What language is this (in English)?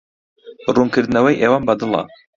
Central Kurdish